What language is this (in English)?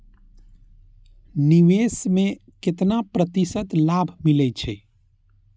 Maithili